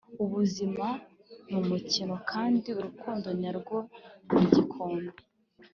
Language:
Kinyarwanda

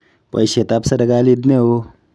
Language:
Kalenjin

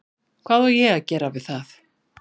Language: Icelandic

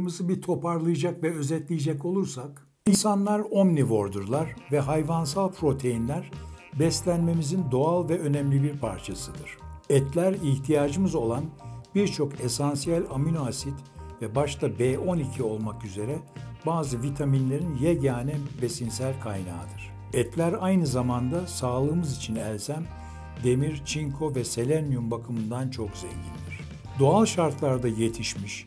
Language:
Turkish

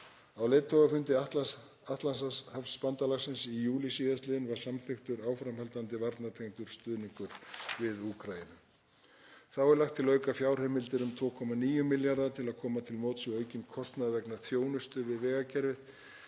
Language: Icelandic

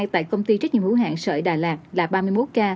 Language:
Vietnamese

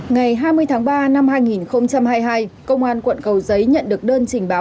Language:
Vietnamese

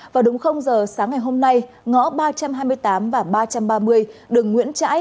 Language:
Vietnamese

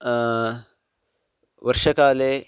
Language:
Sanskrit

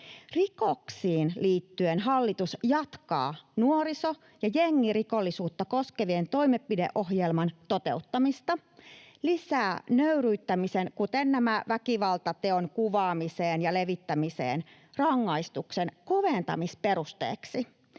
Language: Finnish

